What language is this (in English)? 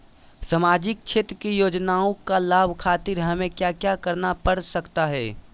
Magahi